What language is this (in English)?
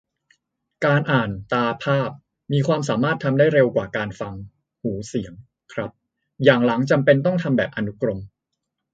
Thai